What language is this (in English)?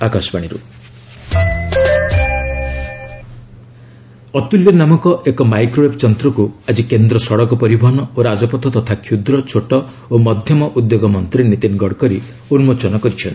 Odia